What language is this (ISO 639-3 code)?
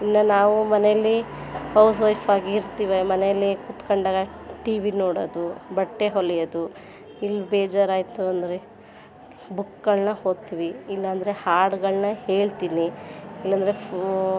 kan